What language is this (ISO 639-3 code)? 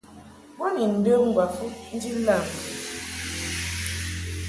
mhk